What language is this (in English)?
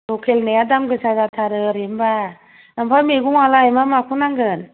Bodo